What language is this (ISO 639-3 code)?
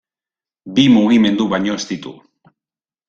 eus